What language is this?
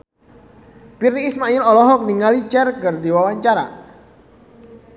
Sundanese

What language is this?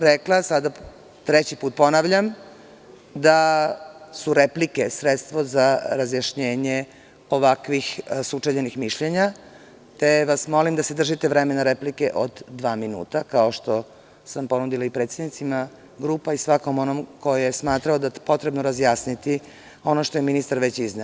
Serbian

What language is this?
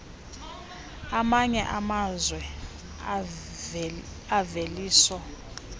Xhosa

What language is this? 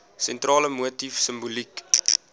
Afrikaans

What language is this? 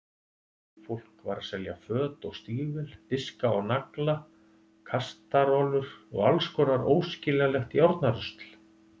Icelandic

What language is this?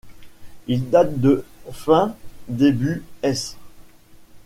French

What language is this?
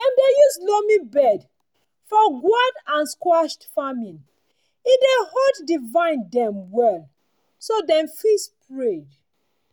Nigerian Pidgin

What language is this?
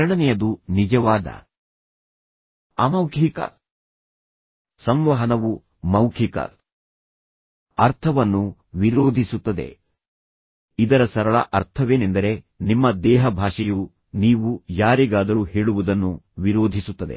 Kannada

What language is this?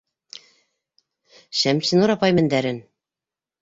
Bashkir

